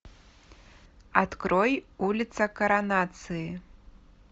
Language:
Russian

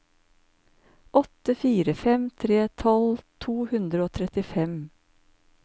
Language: Norwegian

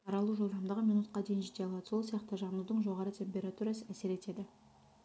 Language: Kazakh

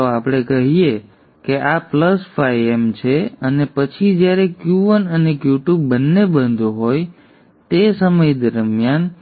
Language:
Gujarati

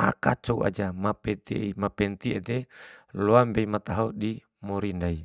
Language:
Bima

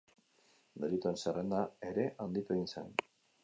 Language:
Basque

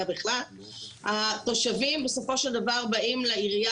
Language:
Hebrew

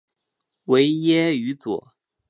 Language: Chinese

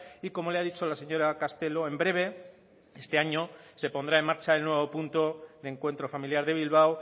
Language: Spanish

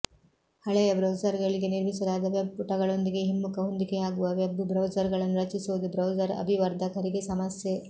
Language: Kannada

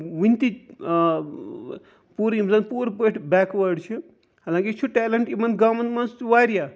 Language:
Kashmiri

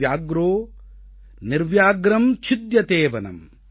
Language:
Tamil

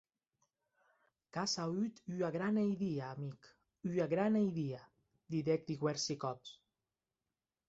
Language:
Occitan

